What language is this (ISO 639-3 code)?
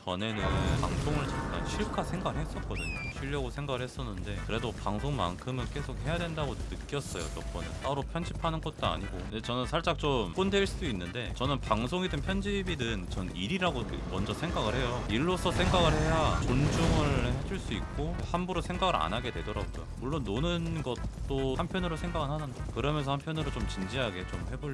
kor